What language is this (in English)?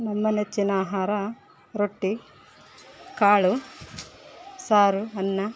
Kannada